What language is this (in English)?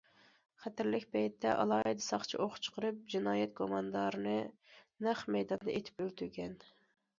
Uyghur